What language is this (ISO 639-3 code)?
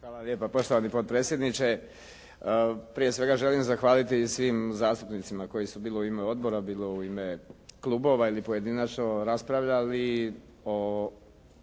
hrv